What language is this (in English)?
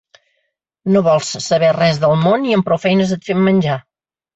Catalan